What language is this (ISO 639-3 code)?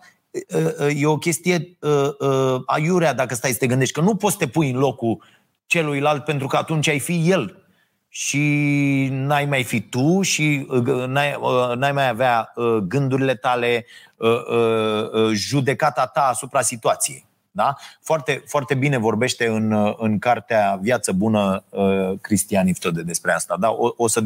ron